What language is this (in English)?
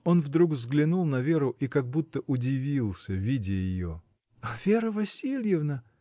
Russian